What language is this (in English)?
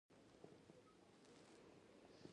Pashto